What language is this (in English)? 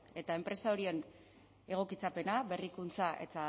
Basque